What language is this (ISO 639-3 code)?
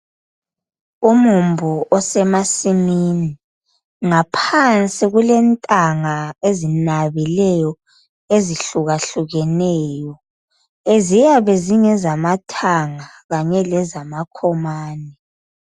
nde